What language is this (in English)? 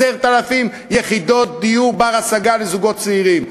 Hebrew